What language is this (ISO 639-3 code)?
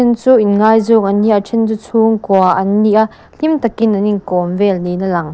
lus